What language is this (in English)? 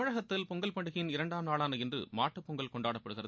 Tamil